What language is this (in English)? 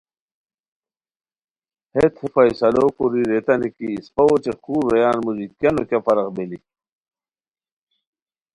Khowar